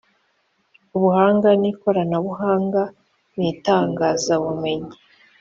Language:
Kinyarwanda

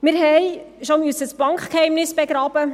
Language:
Swiss German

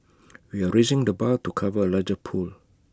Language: English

